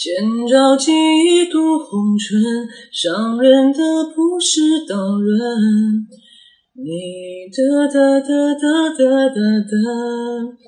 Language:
Chinese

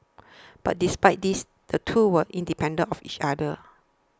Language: English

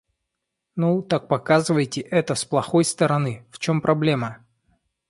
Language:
Russian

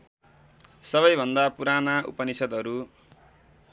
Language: Nepali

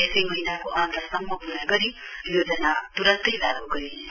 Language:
Nepali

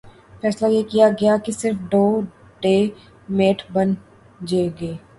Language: Urdu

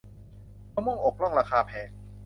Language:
Thai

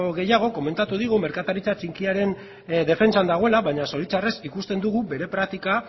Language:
Basque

